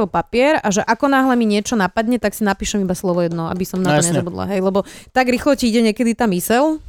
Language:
Slovak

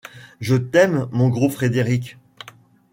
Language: French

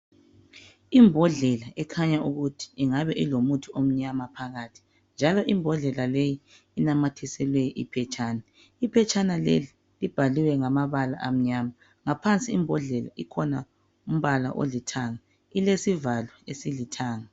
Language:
North Ndebele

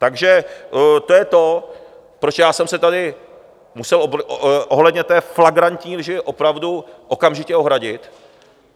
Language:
Czech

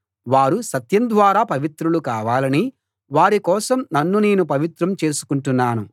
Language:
Telugu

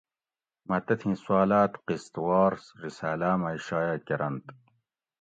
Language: Gawri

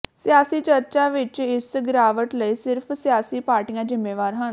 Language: Punjabi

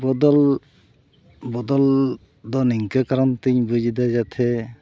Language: Santali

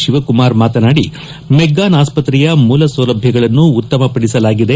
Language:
Kannada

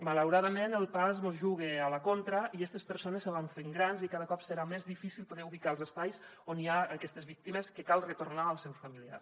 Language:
Catalan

